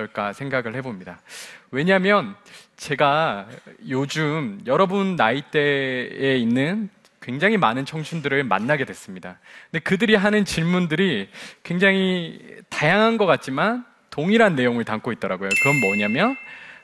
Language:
Korean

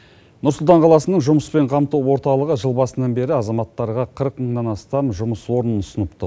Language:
Kazakh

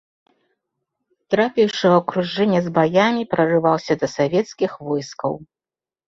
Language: Belarusian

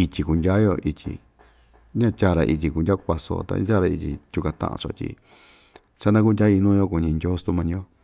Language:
Ixtayutla Mixtec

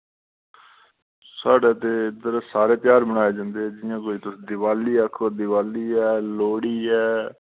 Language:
Dogri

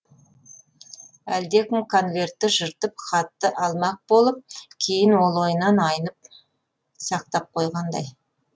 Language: Kazakh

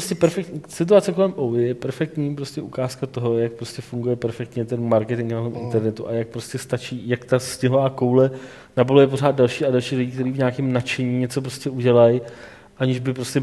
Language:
Czech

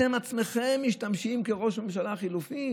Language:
Hebrew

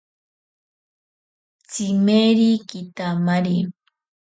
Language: Ashéninka Perené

